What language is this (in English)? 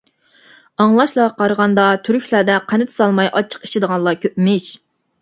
Uyghur